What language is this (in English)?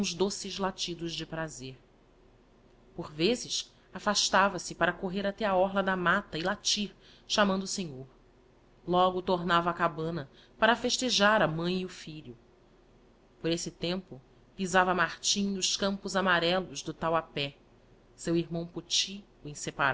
Portuguese